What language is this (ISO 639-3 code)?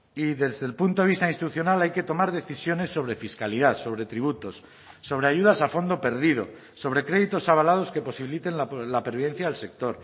spa